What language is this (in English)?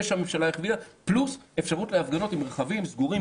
Hebrew